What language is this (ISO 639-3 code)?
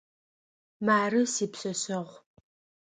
ady